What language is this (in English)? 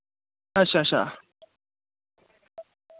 Dogri